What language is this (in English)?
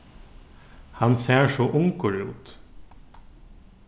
Faroese